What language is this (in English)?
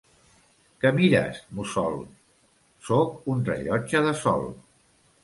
Catalan